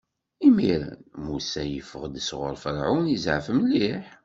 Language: Kabyle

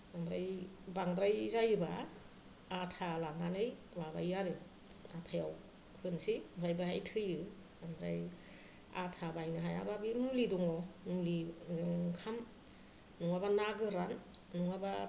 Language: Bodo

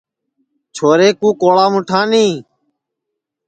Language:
Sansi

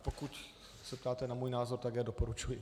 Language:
Czech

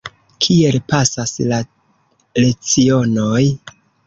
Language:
Esperanto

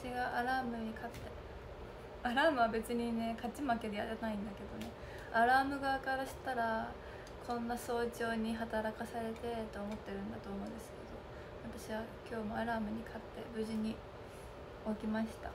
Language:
Japanese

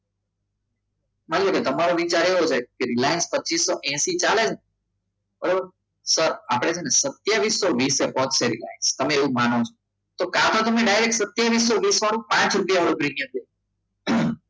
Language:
Gujarati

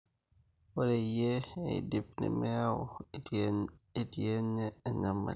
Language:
Masai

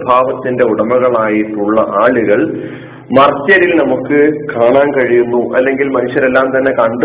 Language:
Malayalam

